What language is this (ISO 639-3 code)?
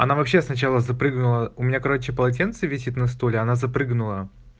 rus